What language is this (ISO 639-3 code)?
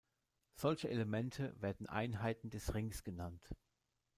deu